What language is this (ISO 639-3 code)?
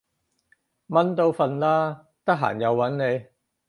yue